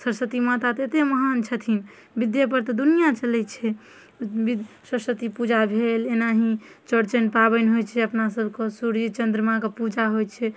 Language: Maithili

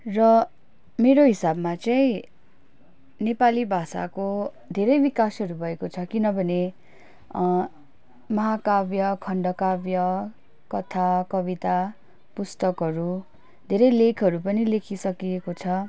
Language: Nepali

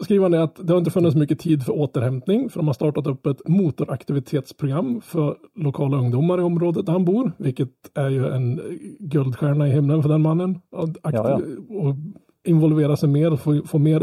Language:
Swedish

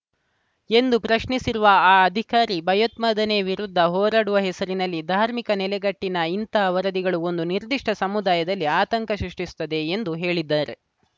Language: Kannada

